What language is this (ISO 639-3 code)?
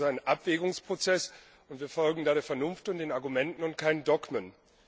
deu